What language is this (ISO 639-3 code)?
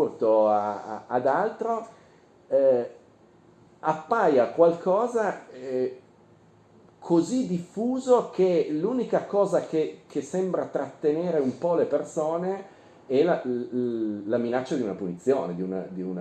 ita